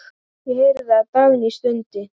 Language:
Icelandic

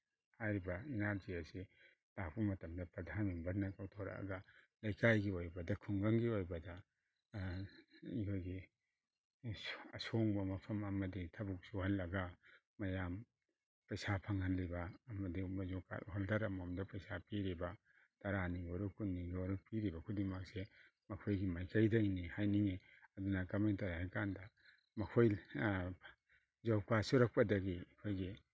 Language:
Manipuri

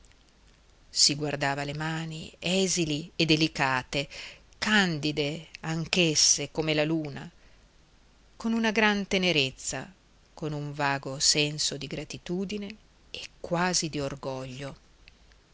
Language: Italian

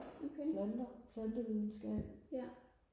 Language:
Danish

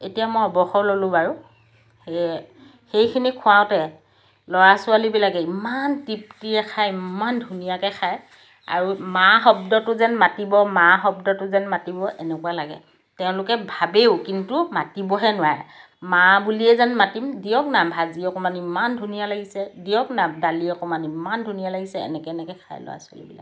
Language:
Assamese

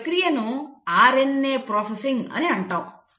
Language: Telugu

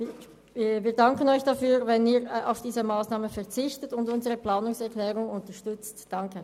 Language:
Swiss German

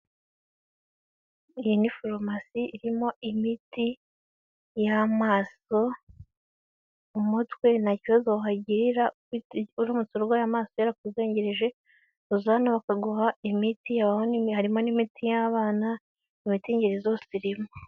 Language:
Kinyarwanda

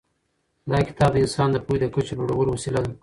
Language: Pashto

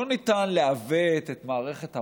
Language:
Hebrew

